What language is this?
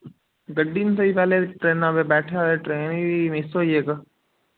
Dogri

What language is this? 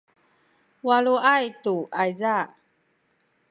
Sakizaya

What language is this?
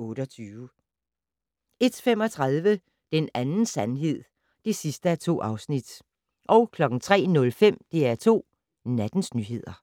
Danish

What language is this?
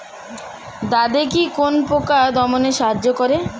Bangla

